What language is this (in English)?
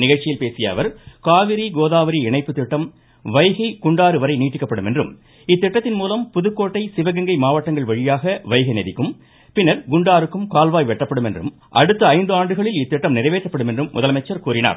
Tamil